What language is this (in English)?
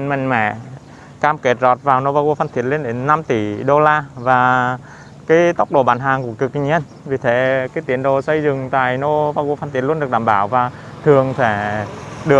Vietnamese